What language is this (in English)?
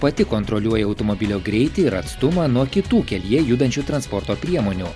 Lithuanian